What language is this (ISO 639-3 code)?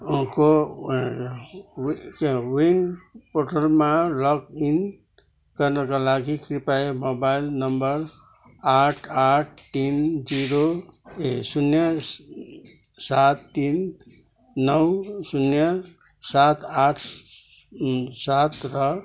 nep